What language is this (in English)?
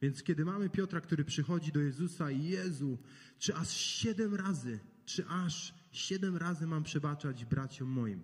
Polish